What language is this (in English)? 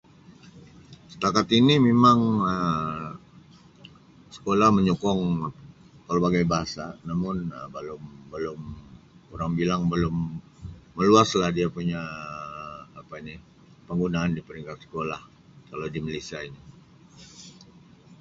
Sabah Malay